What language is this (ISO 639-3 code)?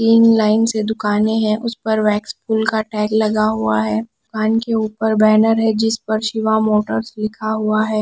hin